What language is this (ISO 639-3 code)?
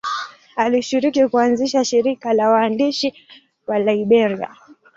swa